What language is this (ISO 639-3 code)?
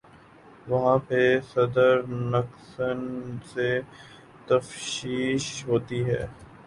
urd